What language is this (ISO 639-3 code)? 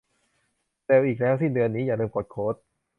tha